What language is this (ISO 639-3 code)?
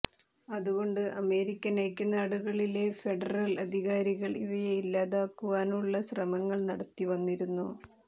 mal